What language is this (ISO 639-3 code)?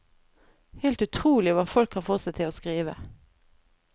nor